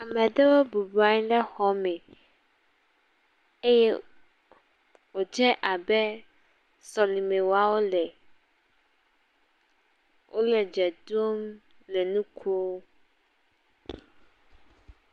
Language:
Ewe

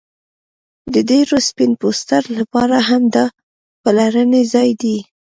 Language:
Pashto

